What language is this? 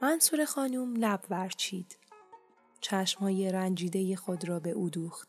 Persian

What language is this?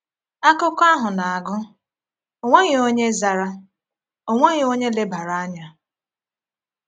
Igbo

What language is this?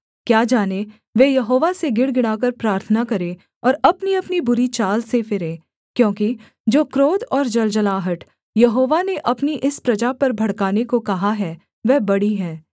Hindi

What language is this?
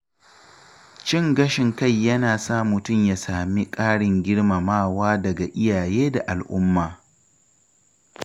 Hausa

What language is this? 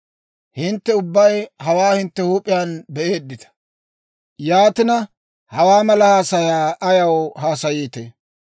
Dawro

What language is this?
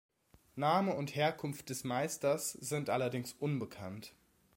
German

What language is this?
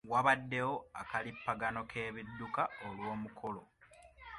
Ganda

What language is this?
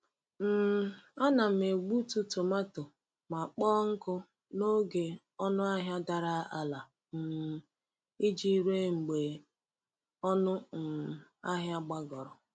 Igbo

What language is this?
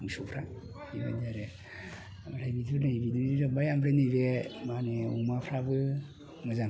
Bodo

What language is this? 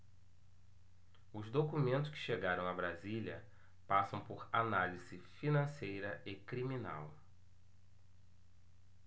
Portuguese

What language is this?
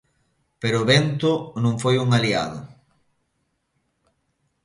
Galician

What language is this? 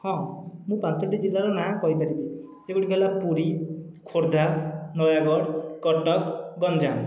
Odia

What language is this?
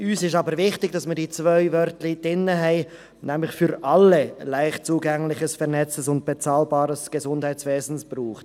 Swiss German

